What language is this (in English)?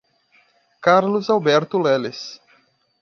Portuguese